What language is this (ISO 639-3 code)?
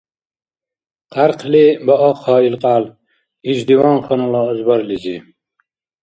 dar